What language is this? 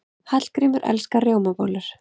Icelandic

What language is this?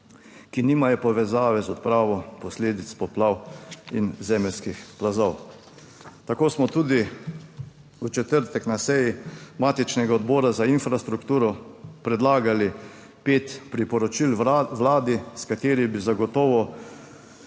Slovenian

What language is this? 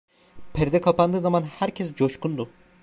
Turkish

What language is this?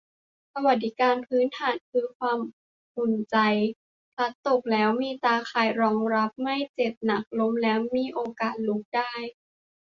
Thai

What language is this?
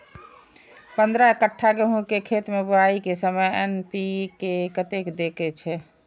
Maithili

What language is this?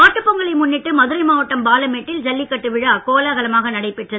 Tamil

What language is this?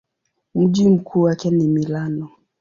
Swahili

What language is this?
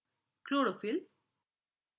Bangla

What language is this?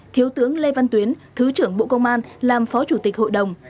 Vietnamese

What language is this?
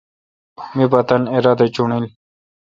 Kalkoti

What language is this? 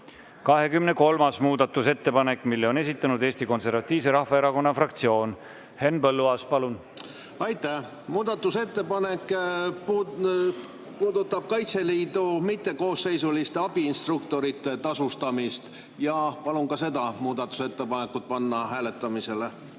Estonian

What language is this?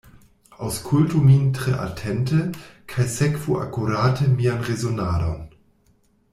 Esperanto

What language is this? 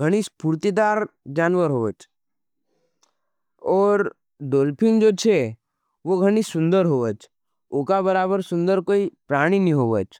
Nimadi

